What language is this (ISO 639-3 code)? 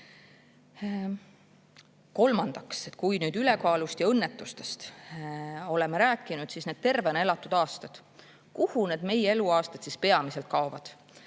est